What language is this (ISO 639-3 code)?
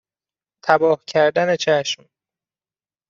fas